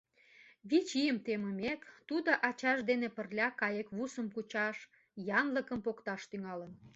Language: Mari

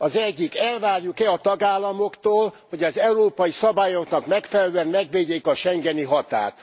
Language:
Hungarian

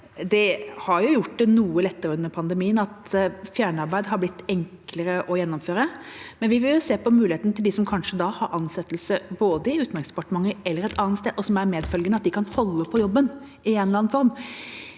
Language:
Norwegian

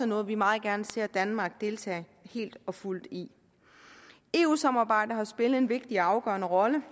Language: Danish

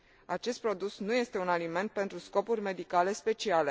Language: Romanian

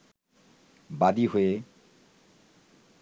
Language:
Bangla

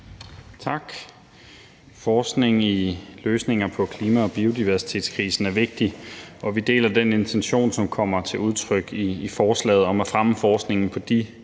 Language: Danish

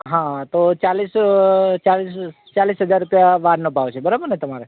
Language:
Gujarati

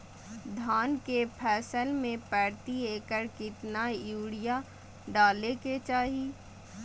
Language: Magahi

